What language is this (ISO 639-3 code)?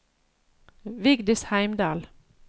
nor